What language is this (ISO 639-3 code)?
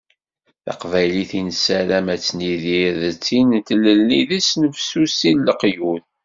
kab